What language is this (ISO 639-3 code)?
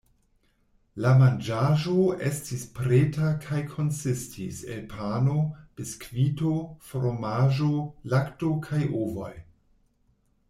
epo